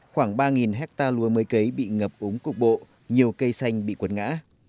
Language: Vietnamese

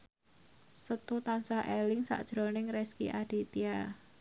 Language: Javanese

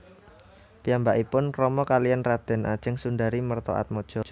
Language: Javanese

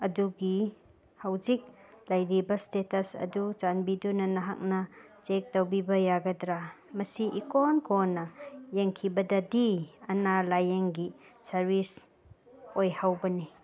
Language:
Manipuri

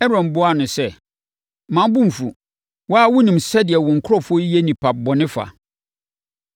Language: Akan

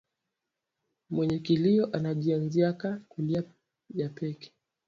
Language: Swahili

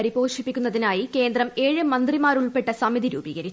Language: Malayalam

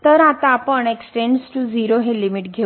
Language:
Marathi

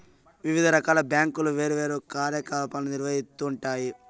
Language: Telugu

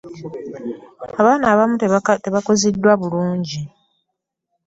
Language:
Ganda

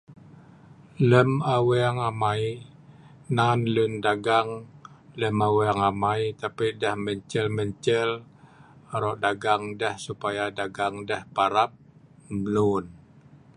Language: Sa'ban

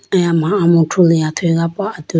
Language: Idu-Mishmi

